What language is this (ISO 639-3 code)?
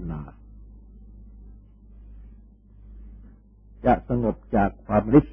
tha